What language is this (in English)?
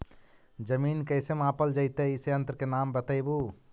Magahi